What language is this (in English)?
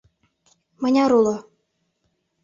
Mari